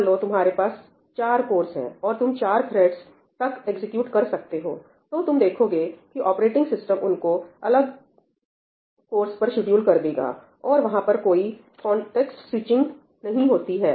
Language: Hindi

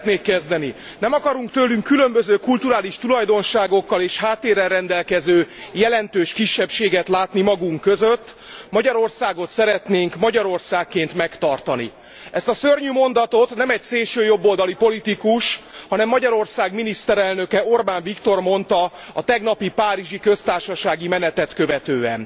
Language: Hungarian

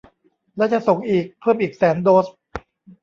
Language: Thai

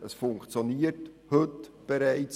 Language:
Swiss German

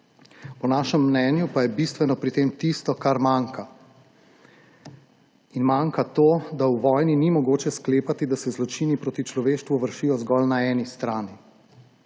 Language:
Slovenian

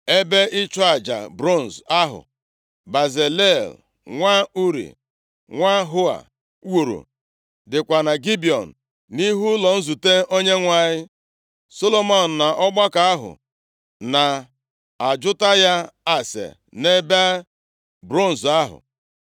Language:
Igbo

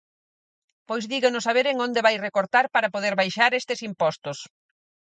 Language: Galician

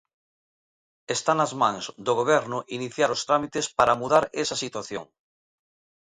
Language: Galician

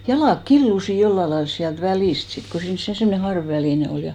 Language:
Finnish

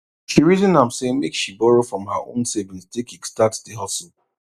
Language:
Nigerian Pidgin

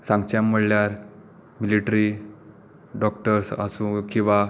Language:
Konkani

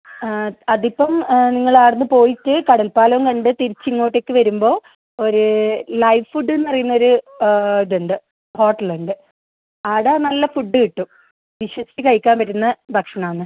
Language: Malayalam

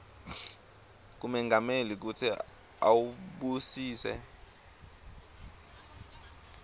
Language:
Swati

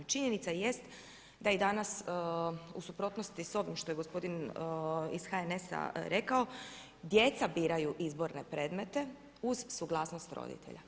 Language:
Croatian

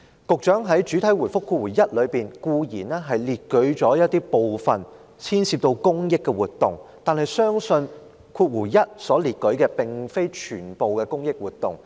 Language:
Cantonese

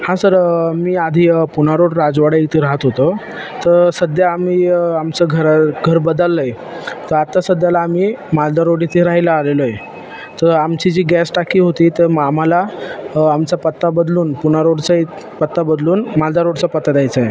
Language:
Marathi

